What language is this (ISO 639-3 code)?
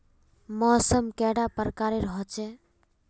mag